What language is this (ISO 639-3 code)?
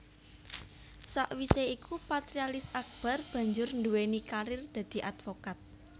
jav